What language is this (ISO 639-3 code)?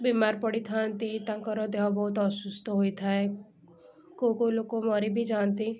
ori